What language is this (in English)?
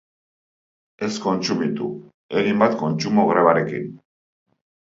Basque